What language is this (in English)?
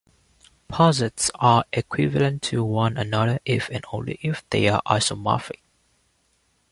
English